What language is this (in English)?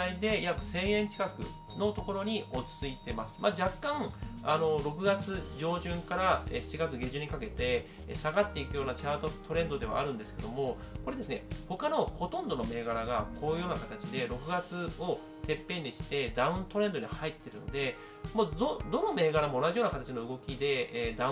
Japanese